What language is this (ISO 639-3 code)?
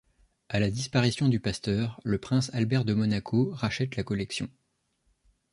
fra